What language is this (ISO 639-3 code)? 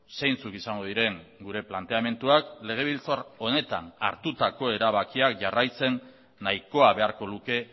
eus